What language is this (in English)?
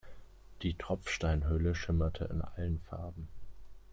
German